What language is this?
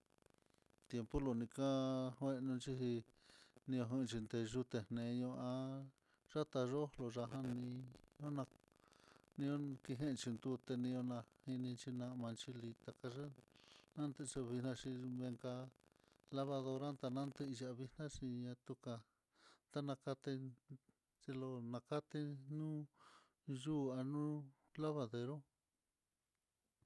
Mitlatongo Mixtec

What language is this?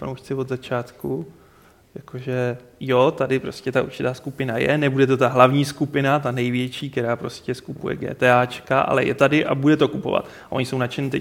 Czech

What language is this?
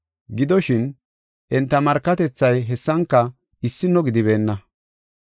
Gofa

